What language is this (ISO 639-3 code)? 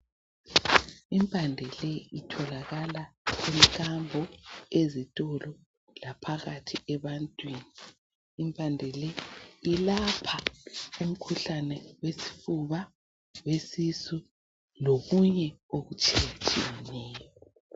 nde